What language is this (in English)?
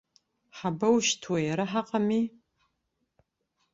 Abkhazian